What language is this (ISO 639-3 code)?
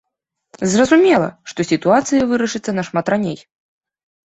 bel